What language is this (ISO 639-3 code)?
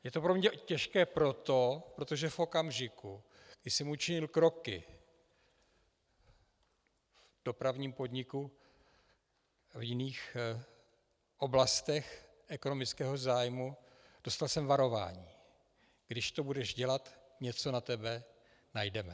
ces